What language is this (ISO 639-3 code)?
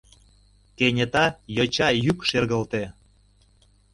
chm